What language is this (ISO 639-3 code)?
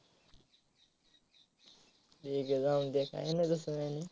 mar